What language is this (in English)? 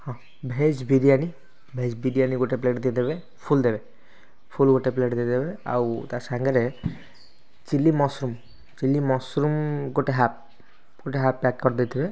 Odia